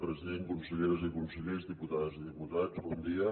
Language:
Catalan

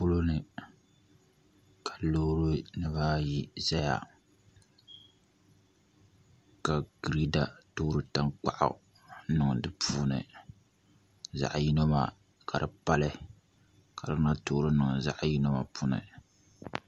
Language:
Dagbani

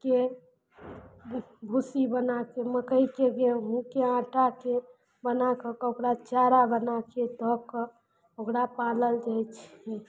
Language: Maithili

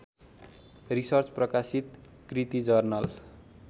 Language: Nepali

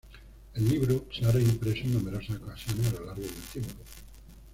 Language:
Spanish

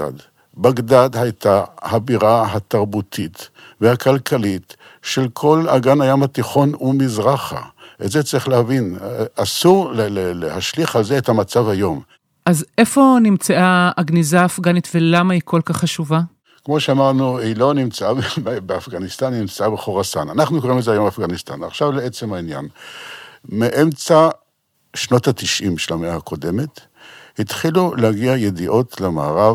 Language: Hebrew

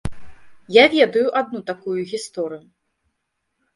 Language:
Belarusian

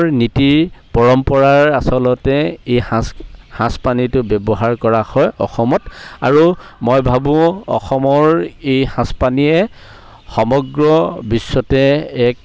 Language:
Assamese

